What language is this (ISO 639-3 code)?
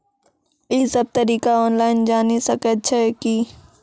mai